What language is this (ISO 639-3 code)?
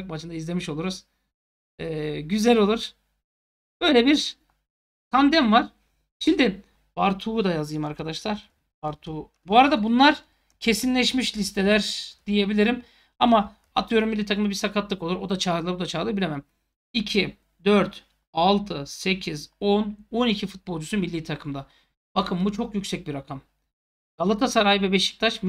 tur